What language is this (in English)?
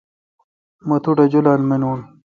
Kalkoti